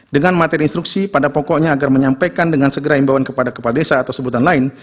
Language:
Indonesian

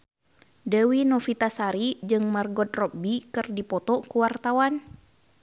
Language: Sundanese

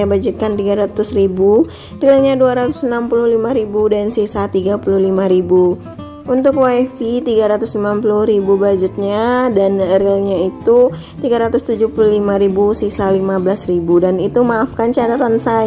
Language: Indonesian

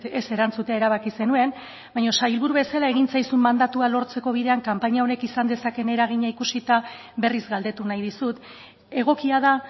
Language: Basque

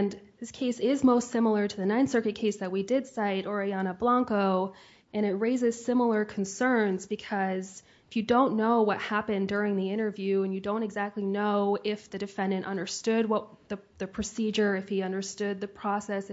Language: English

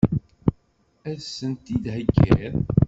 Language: Kabyle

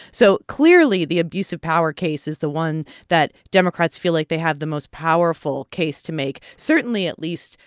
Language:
English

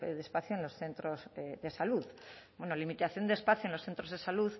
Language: Spanish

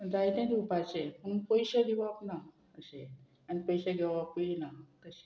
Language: Konkani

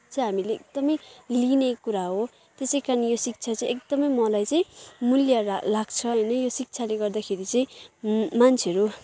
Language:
Nepali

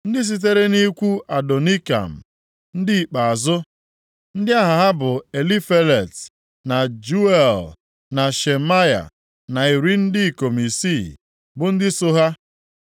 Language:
Igbo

